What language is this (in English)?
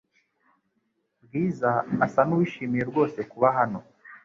Kinyarwanda